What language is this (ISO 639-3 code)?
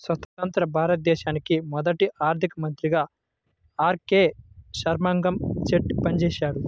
tel